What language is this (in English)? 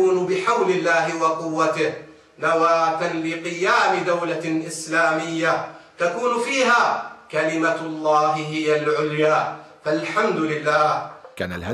Arabic